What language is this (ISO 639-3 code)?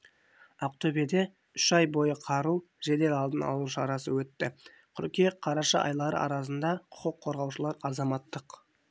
kaz